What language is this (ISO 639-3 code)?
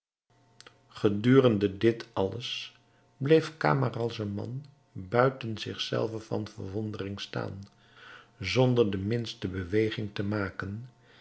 nld